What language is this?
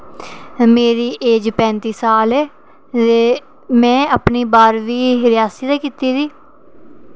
Dogri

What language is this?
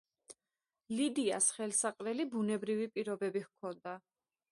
Georgian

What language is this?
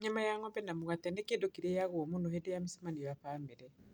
Kikuyu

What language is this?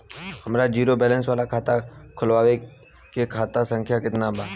Bhojpuri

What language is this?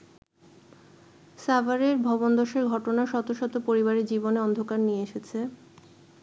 Bangla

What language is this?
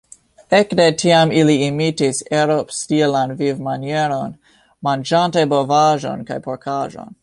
Esperanto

